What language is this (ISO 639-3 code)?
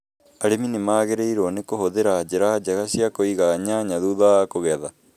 kik